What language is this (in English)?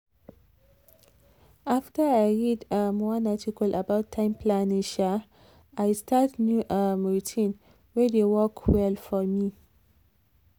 Nigerian Pidgin